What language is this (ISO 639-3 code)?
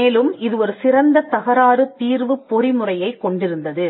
tam